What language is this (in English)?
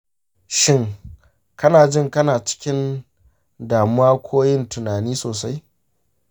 Hausa